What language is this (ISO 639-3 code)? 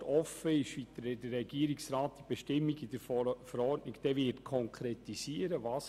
gsw